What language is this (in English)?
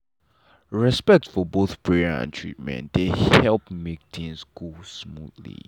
Nigerian Pidgin